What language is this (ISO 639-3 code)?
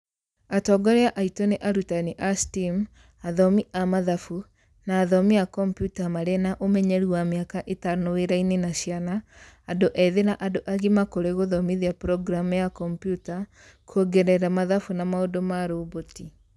kik